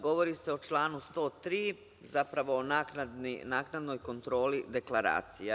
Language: Serbian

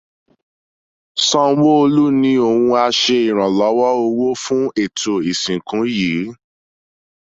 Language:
Yoruba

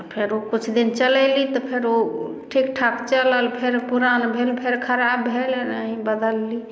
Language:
Maithili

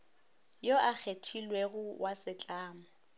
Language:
Northern Sotho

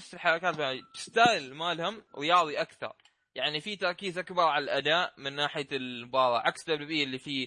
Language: Arabic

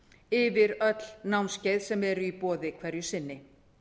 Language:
Icelandic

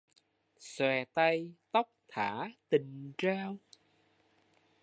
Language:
Vietnamese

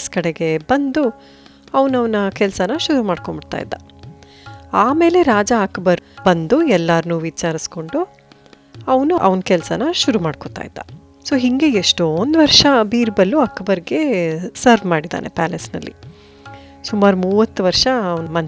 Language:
Kannada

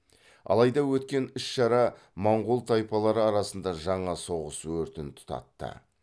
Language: Kazakh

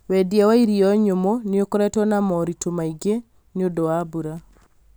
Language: Kikuyu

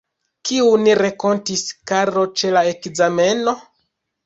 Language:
Esperanto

